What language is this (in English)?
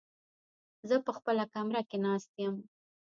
Pashto